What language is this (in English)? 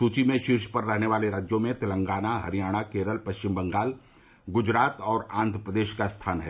Hindi